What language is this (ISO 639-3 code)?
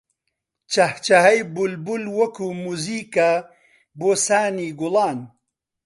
ckb